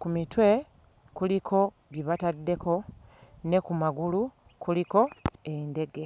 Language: Ganda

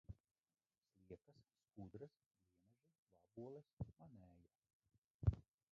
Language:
Latvian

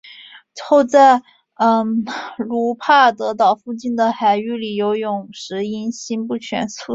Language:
Chinese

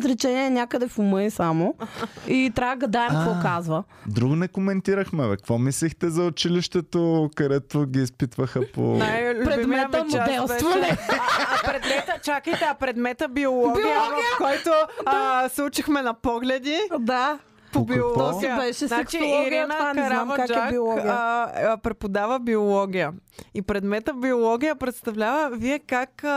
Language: Bulgarian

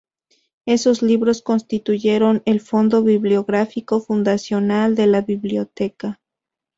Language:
Spanish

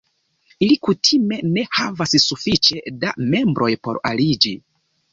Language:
Esperanto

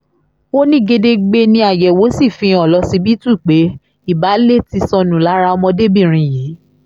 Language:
Yoruba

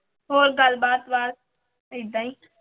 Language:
Punjabi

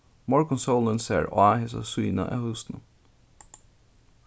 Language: Faroese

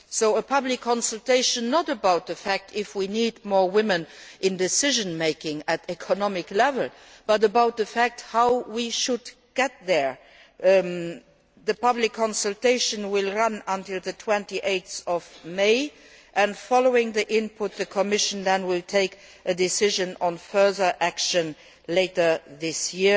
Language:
English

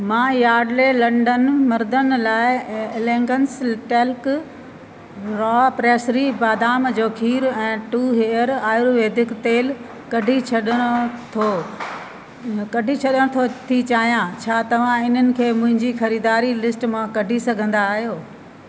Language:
Sindhi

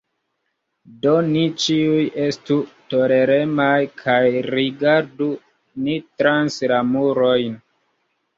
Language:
Esperanto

